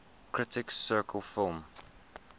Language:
English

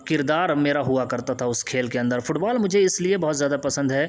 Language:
Urdu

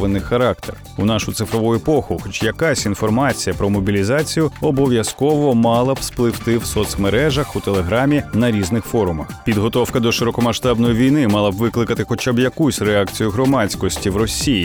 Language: Ukrainian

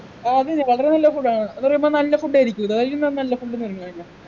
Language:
Malayalam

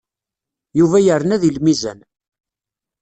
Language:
Kabyle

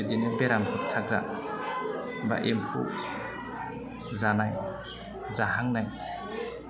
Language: Bodo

